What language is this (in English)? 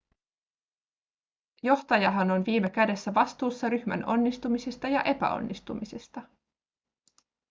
Finnish